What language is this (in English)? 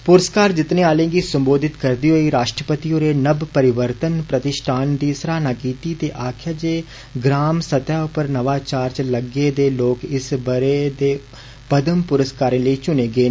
Dogri